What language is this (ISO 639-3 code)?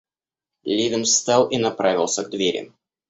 rus